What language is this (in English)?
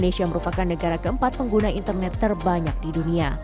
Indonesian